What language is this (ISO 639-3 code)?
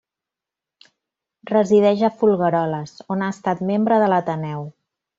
cat